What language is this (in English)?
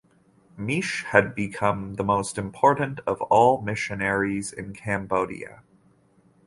English